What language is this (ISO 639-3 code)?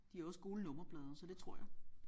dan